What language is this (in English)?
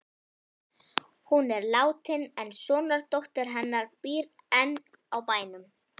Icelandic